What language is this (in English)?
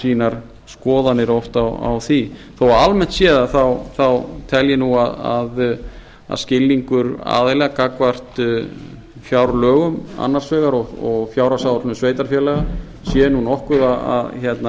Icelandic